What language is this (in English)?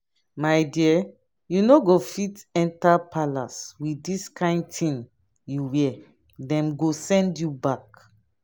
Nigerian Pidgin